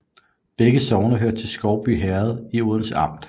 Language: Danish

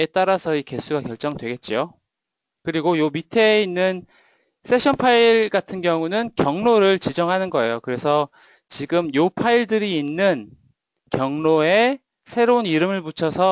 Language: Korean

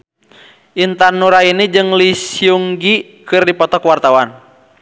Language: Sundanese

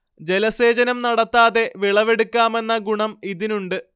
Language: Malayalam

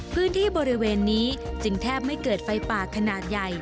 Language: Thai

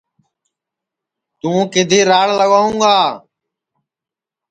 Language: Sansi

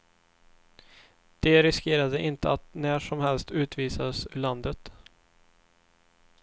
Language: Swedish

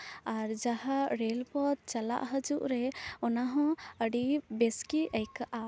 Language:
Santali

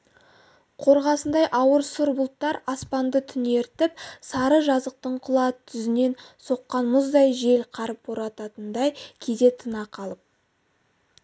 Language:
Kazakh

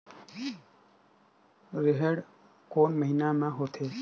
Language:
Chhattisgarhi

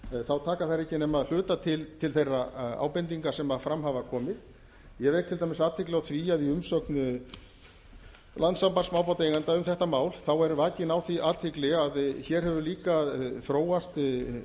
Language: Icelandic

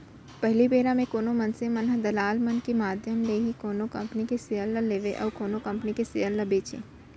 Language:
Chhattisgarhi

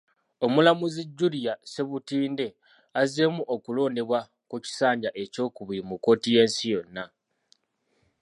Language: Ganda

